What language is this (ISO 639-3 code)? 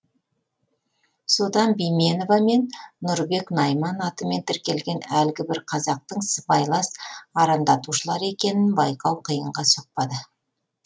kaz